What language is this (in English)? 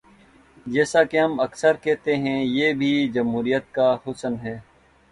Urdu